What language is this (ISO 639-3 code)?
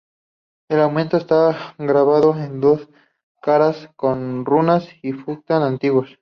spa